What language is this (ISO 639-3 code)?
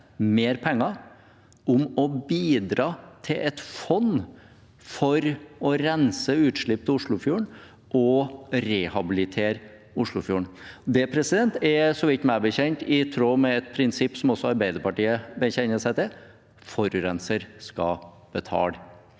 nor